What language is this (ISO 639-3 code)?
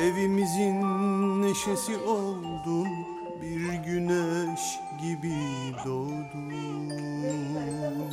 tur